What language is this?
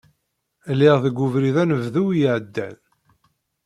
Kabyle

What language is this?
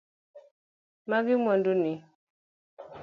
Luo (Kenya and Tanzania)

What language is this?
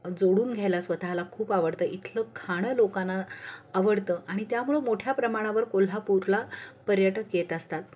Marathi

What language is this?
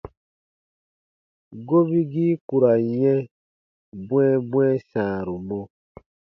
Baatonum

